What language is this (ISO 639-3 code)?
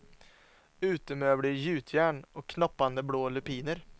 swe